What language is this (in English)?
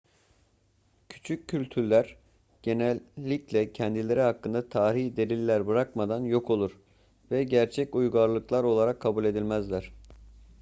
Turkish